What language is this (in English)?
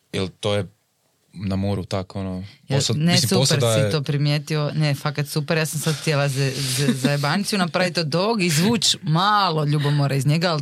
Croatian